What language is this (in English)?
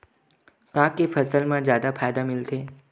Chhattisgarhi